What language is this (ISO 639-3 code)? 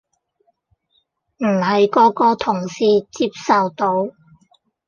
yue